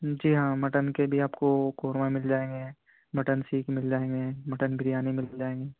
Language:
Urdu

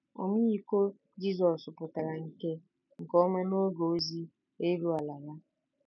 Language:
Igbo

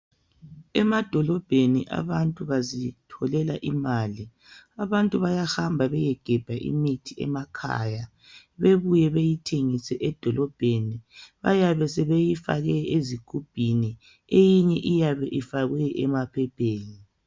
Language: North Ndebele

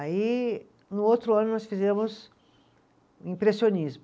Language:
Portuguese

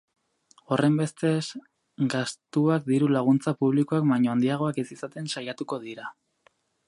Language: Basque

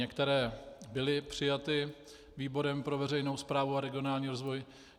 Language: Czech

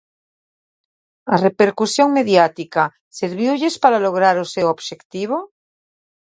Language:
Galician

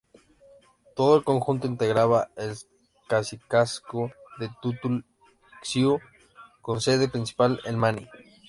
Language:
Spanish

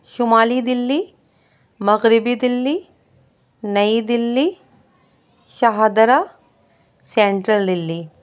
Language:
Urdu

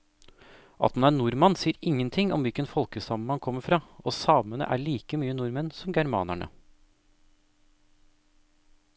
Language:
Norwegian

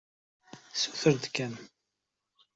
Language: Kabyle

